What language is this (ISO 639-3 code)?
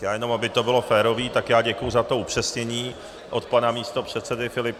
ces